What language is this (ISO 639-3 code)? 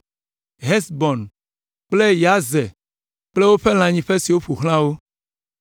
ewe